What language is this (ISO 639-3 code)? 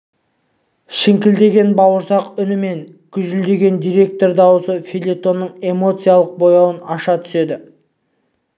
kaz